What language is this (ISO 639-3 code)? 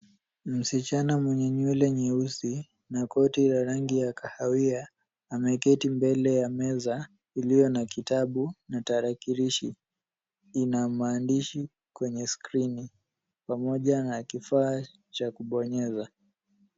swa